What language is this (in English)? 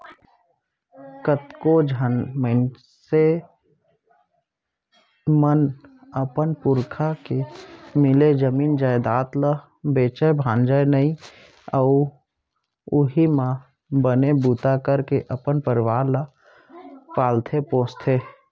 Chhattisgarhi